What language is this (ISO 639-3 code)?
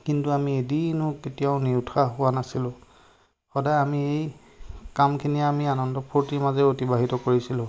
asm